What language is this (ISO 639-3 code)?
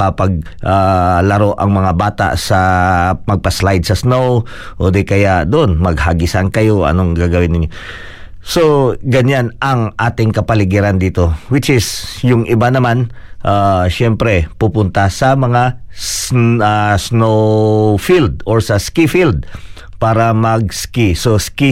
fil